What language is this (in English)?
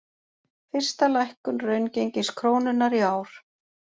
Icelandic